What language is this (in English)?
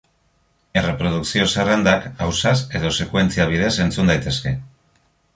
Basque